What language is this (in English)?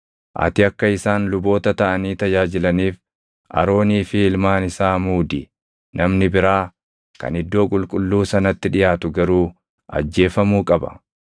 Oromo